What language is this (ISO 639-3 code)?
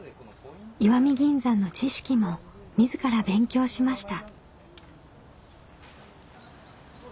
jpn